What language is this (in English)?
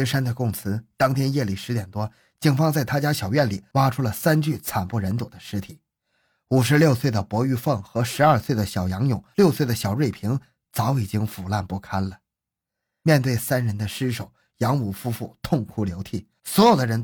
Chinese